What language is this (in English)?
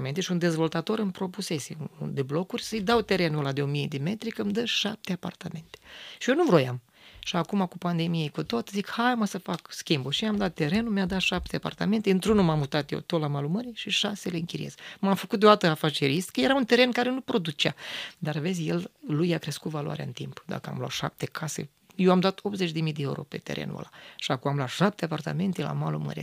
Romanian